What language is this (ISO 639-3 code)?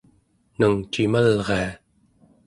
esu